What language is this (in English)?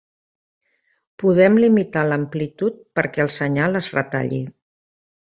Catalan